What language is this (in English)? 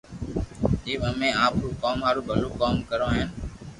Loarki